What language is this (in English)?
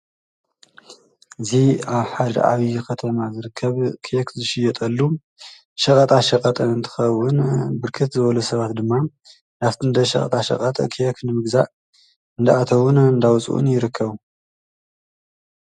Tigrinya